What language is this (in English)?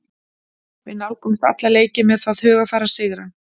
Icelandic